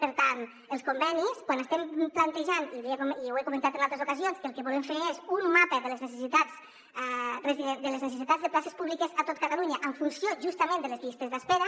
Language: Catalan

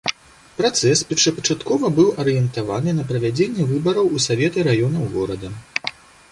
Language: Belarusian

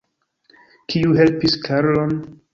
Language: Esperanto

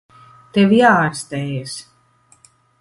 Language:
Latvian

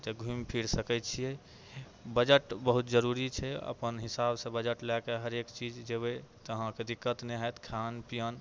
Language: Maithili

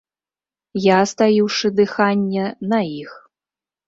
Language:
Belarusian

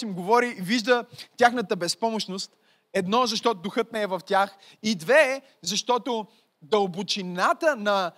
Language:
Bulgarian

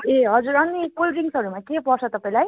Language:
Nepali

